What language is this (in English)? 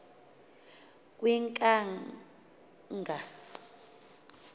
Xhosa